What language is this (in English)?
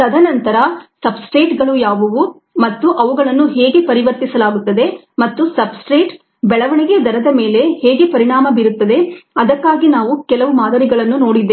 Kannada